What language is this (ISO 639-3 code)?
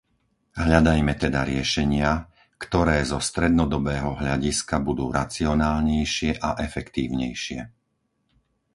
slk